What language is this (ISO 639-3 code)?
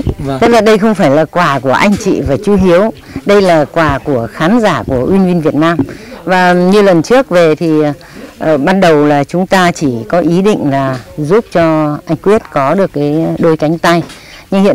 vie